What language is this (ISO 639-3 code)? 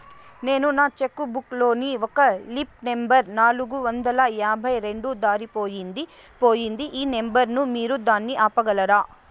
tel